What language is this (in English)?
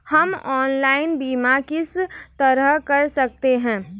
Hindi